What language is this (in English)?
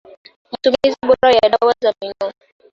Swahili